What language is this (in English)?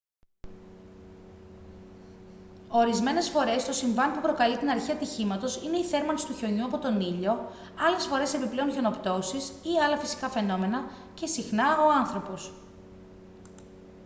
Greek